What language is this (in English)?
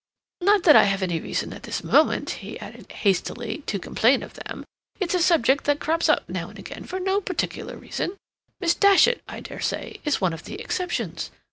English